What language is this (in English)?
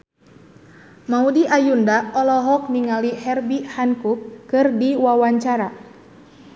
Sundanese